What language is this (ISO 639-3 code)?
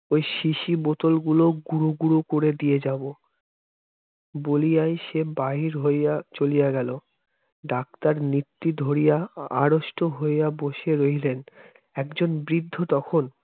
ben